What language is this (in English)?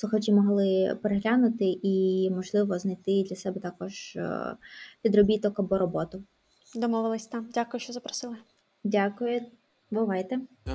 Ukrainian